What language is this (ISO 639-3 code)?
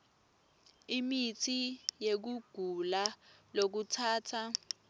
ssw